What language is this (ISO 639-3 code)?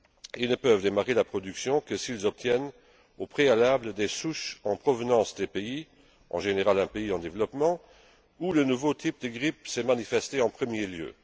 fra